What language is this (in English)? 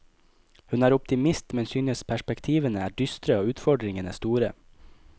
Norwegian